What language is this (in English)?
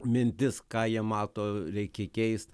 Lithuanian